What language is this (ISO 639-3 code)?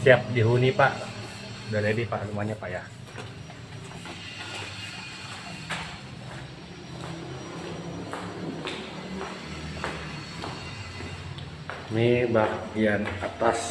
ind